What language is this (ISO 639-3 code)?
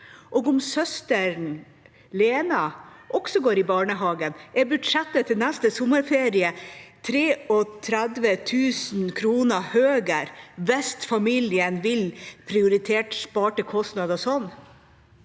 nor